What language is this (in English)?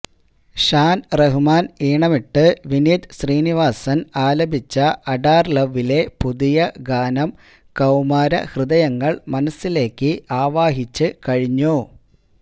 Malayalam